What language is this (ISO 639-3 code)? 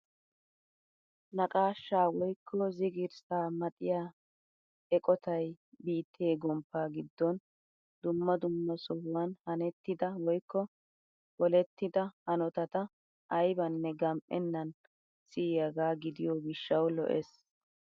wal